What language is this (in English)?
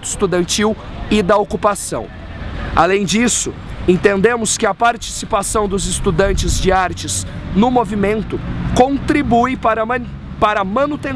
Portuguese